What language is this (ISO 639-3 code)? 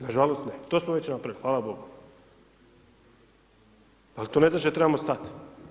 hrv